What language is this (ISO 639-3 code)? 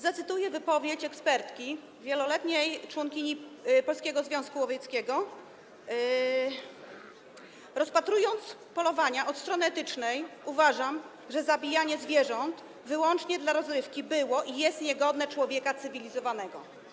pol